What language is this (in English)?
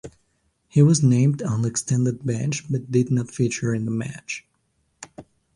English